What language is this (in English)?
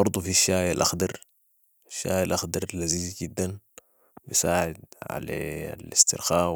Sudanese Arabic